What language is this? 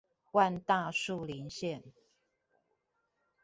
Chinese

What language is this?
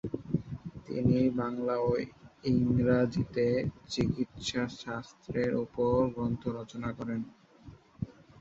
Bangla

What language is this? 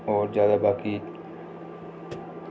Dogri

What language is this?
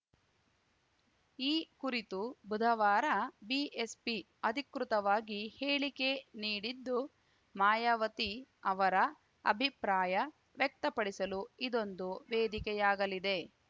Kannada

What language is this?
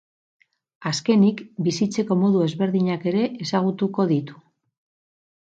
Basque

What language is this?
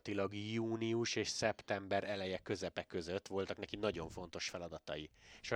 Hungarian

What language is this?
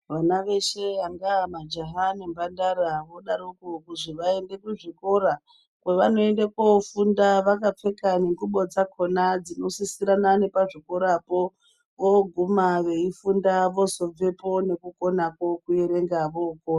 Ndau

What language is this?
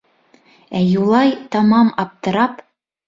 Bashkir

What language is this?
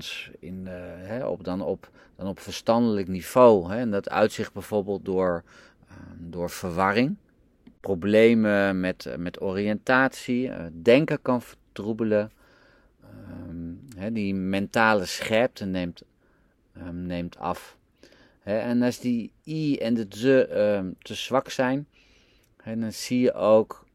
Dutch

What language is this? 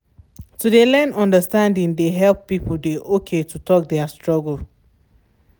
Nigerian Pidgin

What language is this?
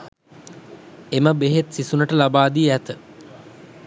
Sinhala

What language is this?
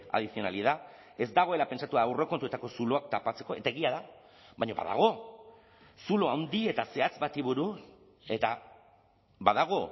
Basque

